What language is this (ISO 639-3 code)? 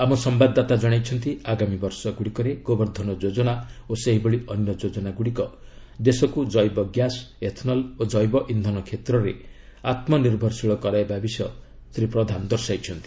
ori